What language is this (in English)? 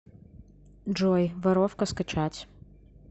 Russian